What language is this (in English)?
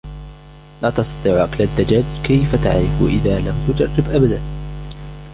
Arabic